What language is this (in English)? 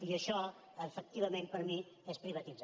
Catalan